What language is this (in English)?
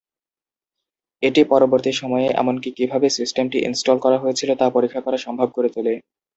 Bangla